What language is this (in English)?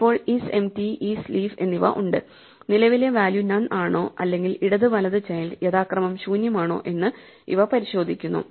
Malayalam